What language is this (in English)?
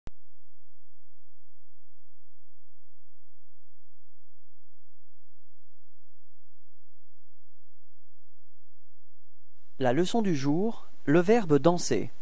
French